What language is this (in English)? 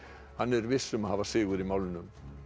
Icelandic